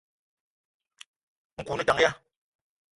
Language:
Eton (Cameroon)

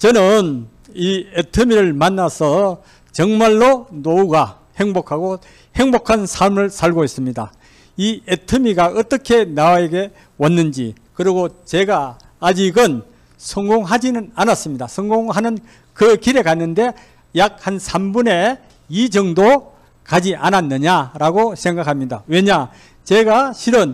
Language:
Korean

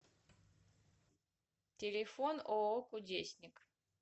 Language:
Russian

